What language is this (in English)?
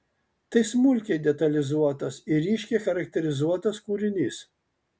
Lithuanian